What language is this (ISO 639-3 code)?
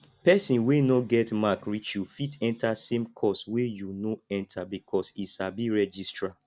pcm